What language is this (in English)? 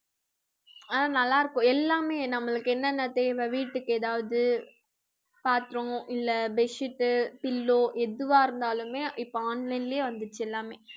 Tamil